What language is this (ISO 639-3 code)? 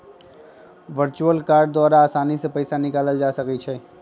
mag